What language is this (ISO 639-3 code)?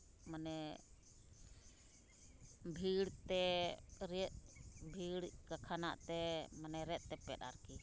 sat